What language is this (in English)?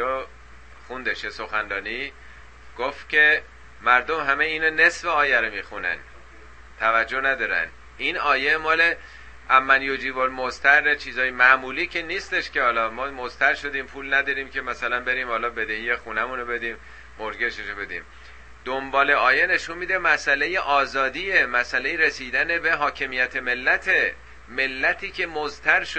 Persian